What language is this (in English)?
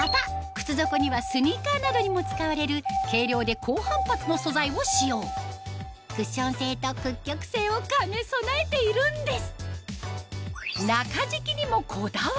Japanese